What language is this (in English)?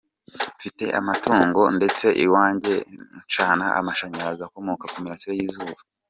Kinyarwanda